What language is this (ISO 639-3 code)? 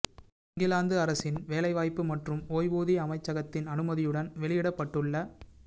tam